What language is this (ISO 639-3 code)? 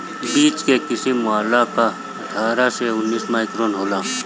bho